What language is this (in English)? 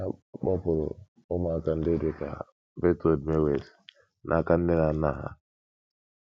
Igbo